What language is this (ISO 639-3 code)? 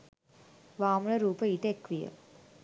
sin